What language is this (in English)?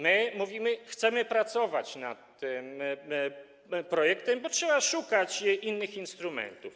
Polish